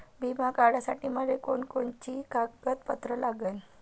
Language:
Marathi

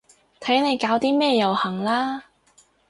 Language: Cantonese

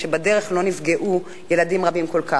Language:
Hebrew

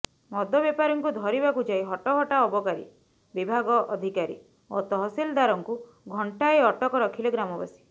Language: Odia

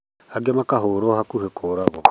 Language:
Kikuyu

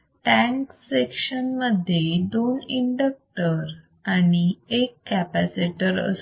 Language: Marathi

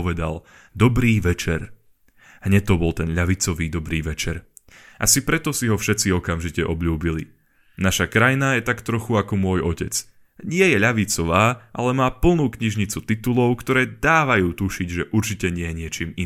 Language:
Slovak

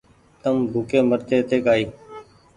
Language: Goaria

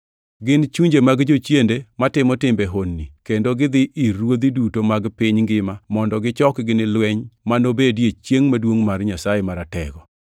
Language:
Luo (Kenya and Tanzania)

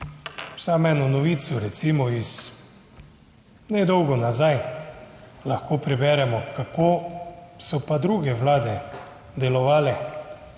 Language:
Slovenian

